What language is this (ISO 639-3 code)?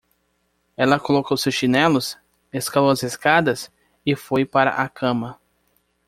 por